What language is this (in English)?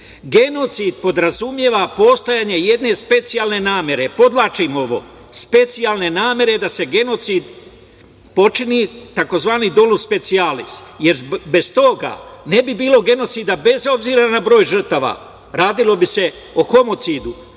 Serbian